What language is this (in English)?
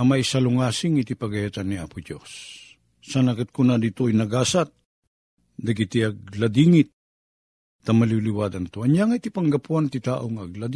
Filipino